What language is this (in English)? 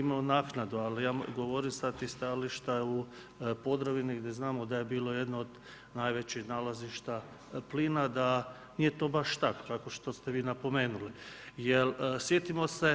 Croatian